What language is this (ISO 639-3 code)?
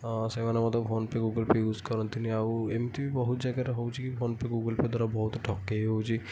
ori